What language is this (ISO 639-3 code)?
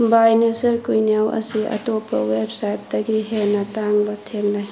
mni